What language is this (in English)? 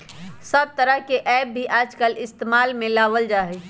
Magahi